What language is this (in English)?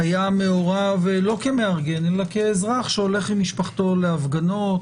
Hebrew